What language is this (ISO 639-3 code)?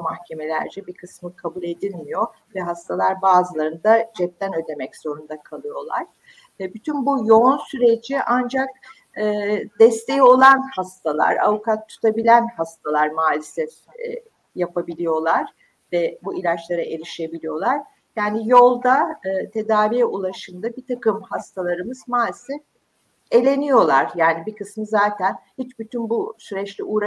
tur